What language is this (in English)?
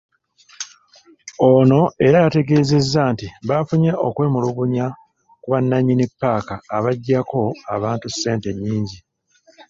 Ganda